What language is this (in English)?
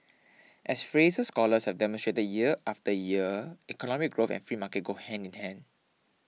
English